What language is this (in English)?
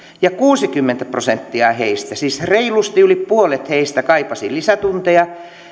Finnish